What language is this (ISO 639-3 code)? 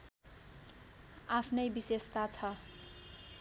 nep